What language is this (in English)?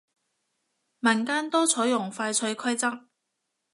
Cantonese